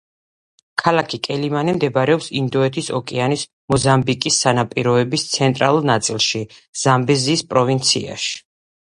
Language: Georgian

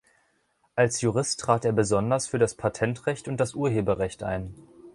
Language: German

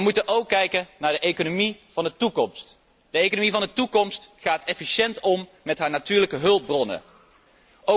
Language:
Dutch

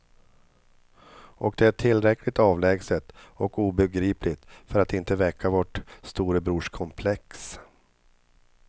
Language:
Swedish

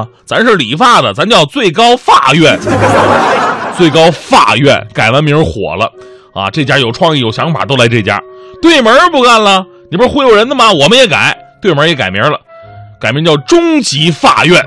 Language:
Chinese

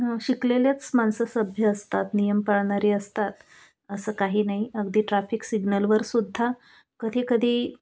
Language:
Marathi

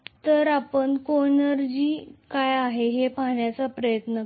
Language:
Marathi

